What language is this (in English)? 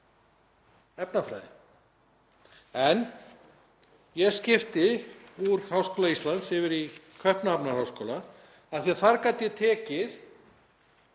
Icelandic